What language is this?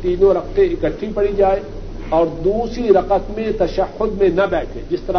Urdu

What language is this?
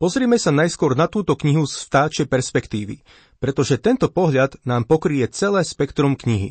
Slovak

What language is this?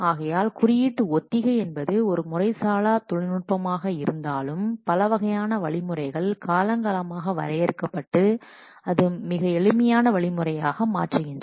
Tamil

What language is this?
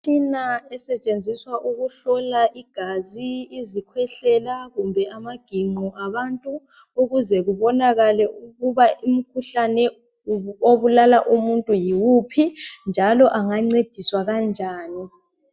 North Ndebele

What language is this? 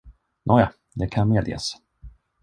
Swedish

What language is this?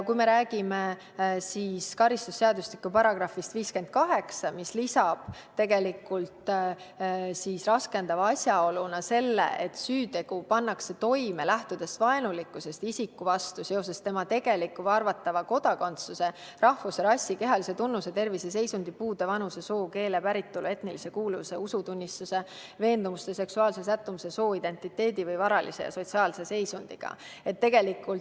Estonian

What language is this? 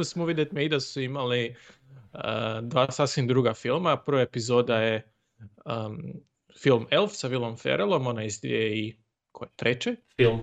Croatian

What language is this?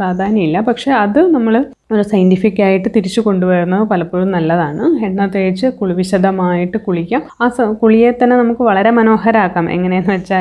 Malayalam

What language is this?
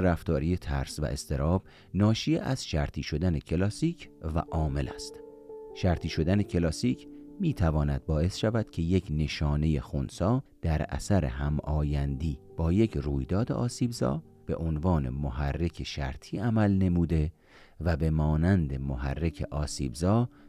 Persian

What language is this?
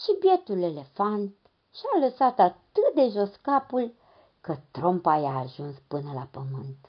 Romanian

